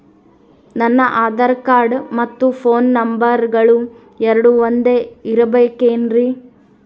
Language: Kannada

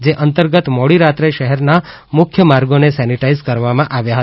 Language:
Gujarati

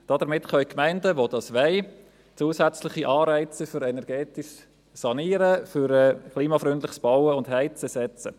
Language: Swiss German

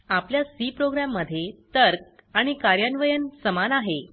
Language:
Marathi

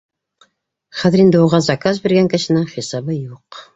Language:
Bashkir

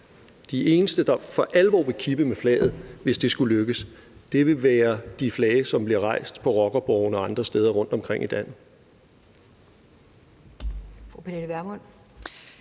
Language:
Danish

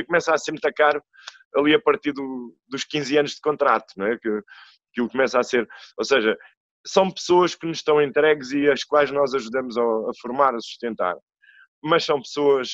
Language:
Portuguese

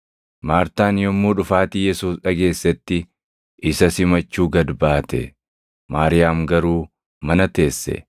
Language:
Oromo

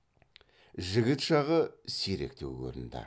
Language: Kazakh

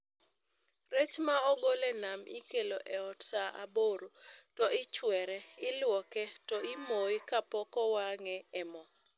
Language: Luo (Kenya and Tanzania)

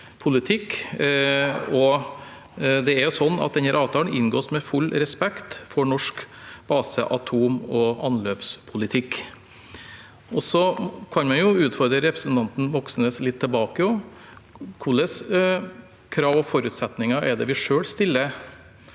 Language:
Norwegian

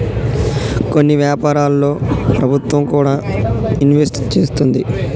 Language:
Telugu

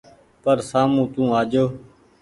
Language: Goaria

